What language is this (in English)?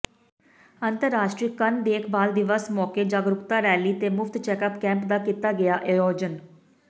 Punjabi